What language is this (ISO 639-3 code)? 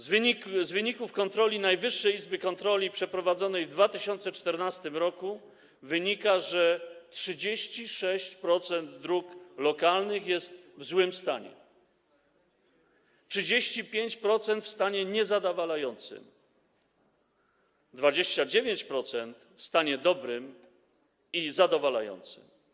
pol